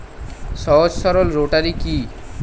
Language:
Bangla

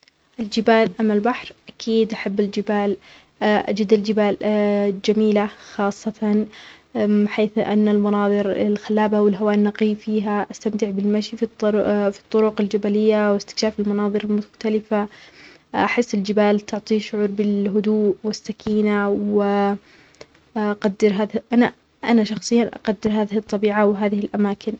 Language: Omani Arabic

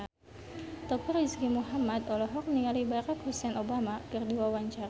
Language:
Sundanese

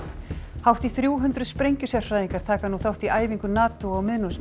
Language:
Icelandic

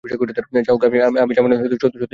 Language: Bangla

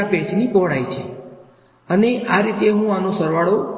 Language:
Gujarati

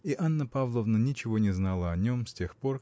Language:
Russian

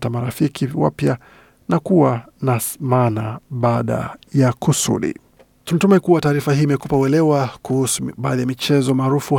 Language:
Swahili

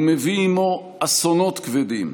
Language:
Hebrew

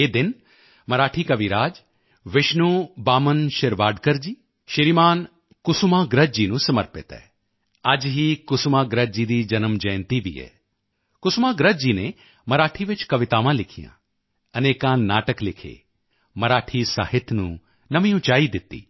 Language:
Punjabi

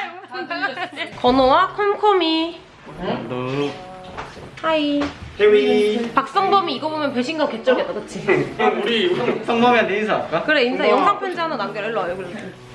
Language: Korean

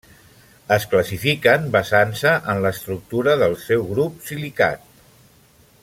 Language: Catalan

